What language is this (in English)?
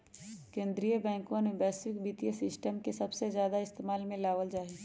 Magahi